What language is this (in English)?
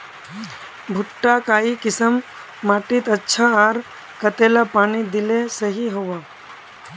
Magahi